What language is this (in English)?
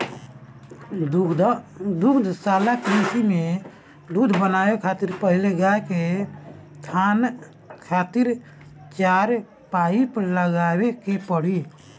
Bhojpuri